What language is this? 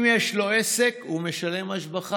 Hebrew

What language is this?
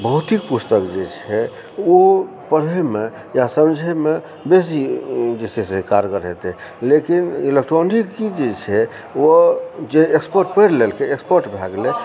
Maithili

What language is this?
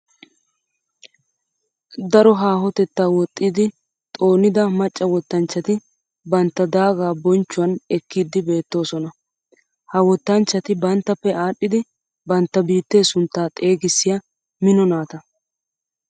Wolaytta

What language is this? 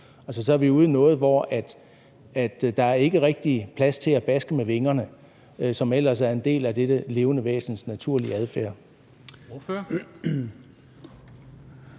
Danish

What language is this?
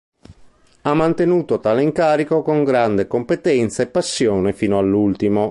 Italian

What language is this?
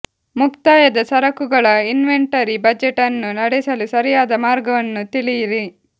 Kannada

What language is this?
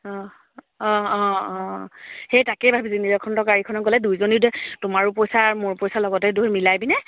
Assamese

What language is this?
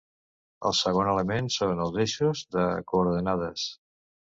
Catalan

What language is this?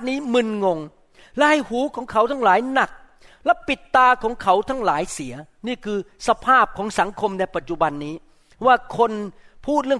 Thai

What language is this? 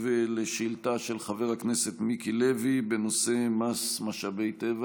Hebrew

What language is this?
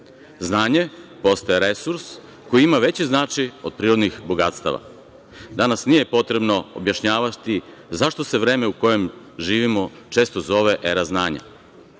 Serbian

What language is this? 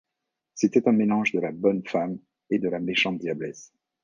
French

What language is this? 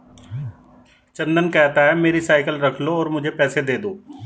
Hindi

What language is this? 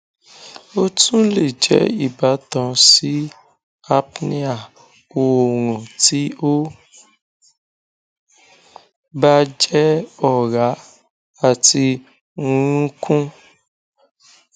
Yoruba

